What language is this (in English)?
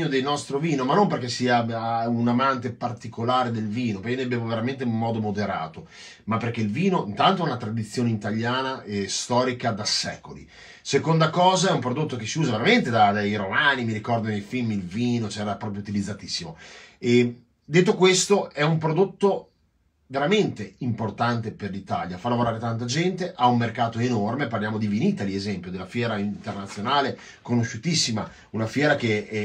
Italian